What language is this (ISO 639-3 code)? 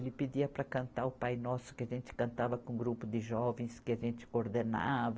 por